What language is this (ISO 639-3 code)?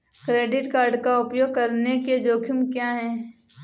hin